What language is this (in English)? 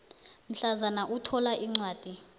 South Ndebele